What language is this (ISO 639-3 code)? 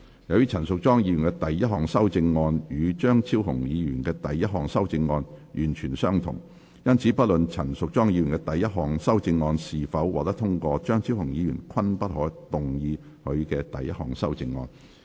yue